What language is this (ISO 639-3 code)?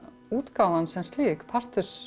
isl